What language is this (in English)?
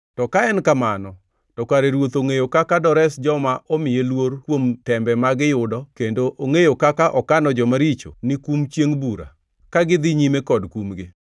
Luo (Kenya and Tanzania)